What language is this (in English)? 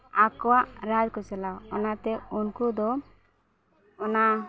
Santali